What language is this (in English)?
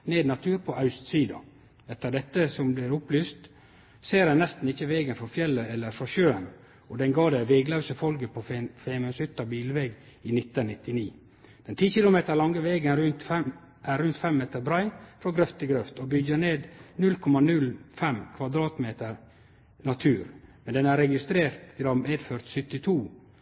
Norwegian Nynorsk